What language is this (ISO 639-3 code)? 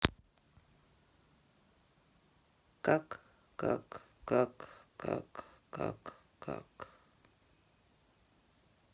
rus